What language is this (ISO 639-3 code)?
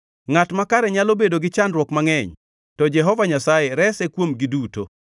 luo